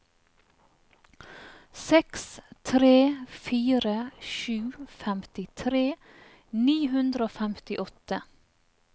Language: Norwegian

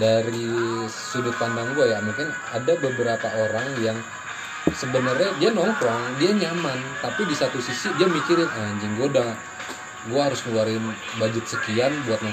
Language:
Indonesian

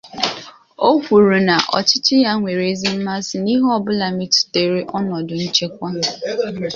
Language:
Igbo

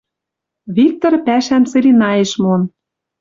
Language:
Western Mari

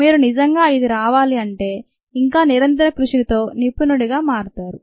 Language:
Telugu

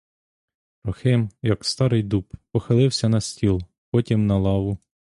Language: Ukrainian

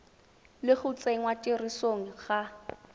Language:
Tswana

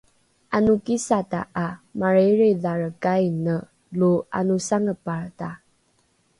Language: Rukai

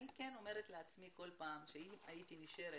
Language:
Hebrew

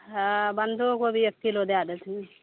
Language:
Maithili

